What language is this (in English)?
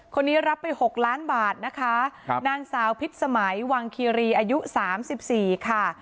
Thai